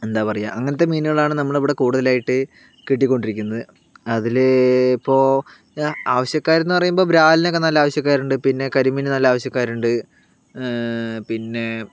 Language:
Malayalam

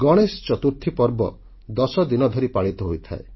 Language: Odia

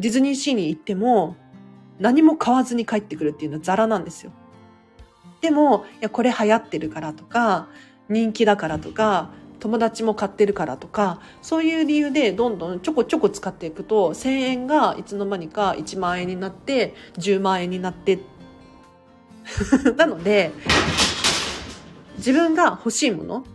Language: Japanese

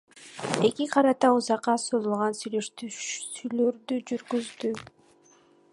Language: Kyrgyz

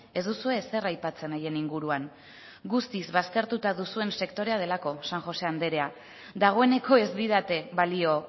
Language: Basque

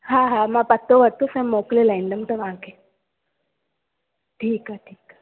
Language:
Sindhi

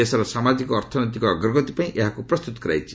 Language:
Odia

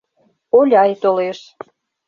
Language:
Mari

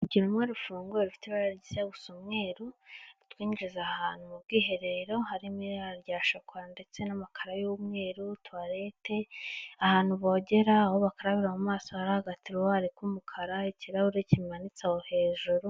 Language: Kinyarwanda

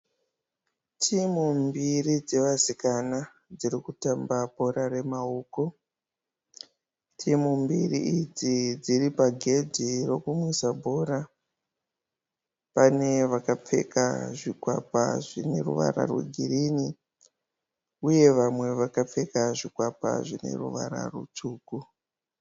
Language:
Shona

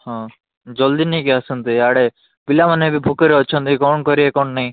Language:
Odia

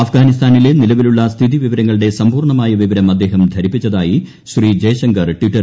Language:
Malayalam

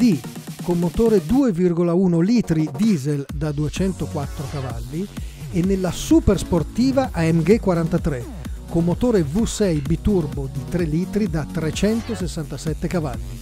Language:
Italian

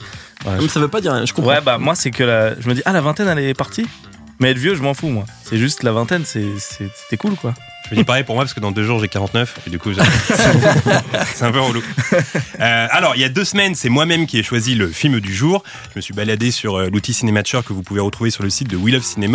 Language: French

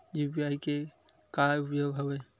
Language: Chhattisgarhi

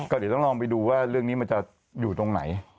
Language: Thai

